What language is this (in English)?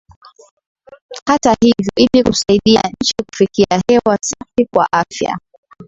Swahili